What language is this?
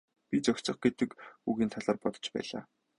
Mongolian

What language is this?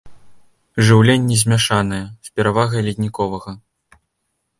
Belarusian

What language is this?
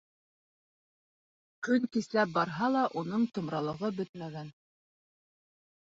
Bashkir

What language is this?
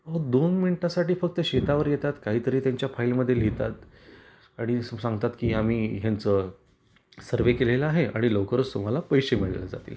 Marathi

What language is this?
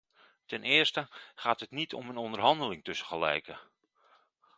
Dutch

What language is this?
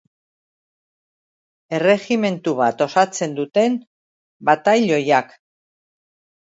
Basque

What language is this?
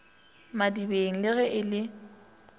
Northern Sotho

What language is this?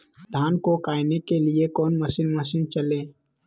Magahi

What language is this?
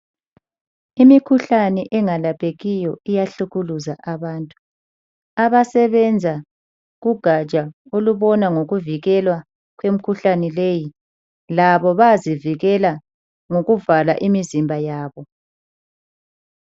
North Ndebele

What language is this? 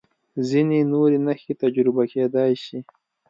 Pashto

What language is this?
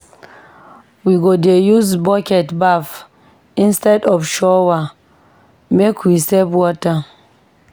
Nigerian Pidgin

